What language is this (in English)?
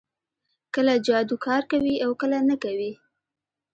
Pashto